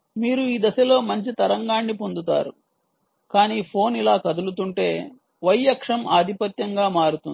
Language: Telugu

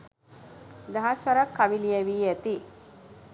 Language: Sinhala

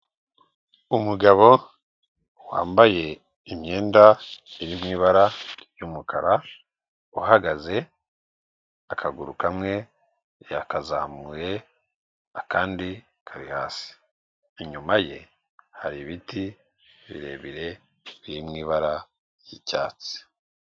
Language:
Kinyarwanda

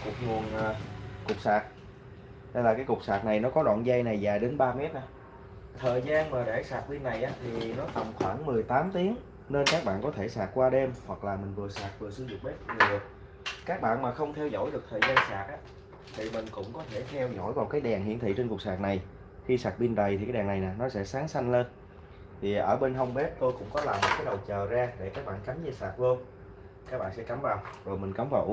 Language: Vietnamese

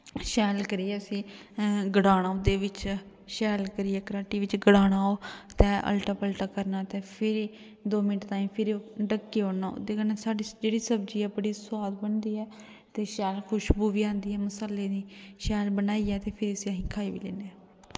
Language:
Dogri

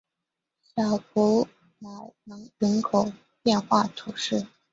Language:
Chinese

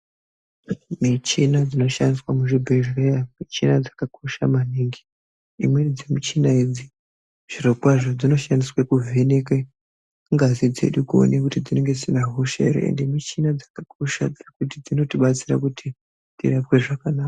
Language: Ndau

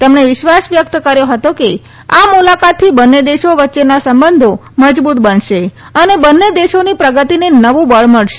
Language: Gujarati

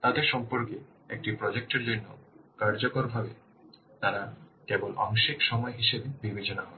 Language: Bangla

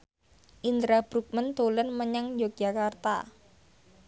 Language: Javanese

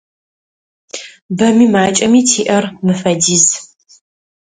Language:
Adyghe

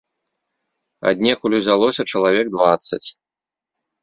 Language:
Belarusian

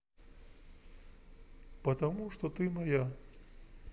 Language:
Russian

